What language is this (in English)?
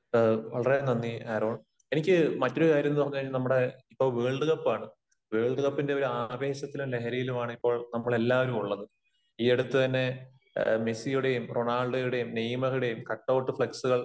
Malayalam